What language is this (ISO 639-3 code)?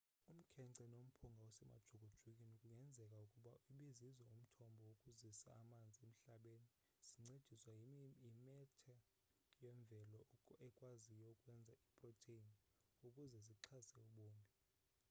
xho